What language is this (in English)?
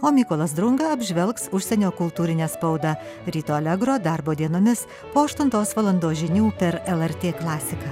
Lithuanian